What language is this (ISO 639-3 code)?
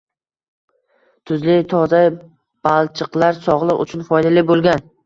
uzb